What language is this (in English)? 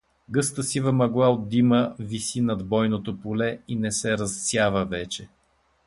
Bulgarian